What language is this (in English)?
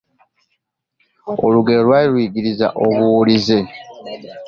Ganda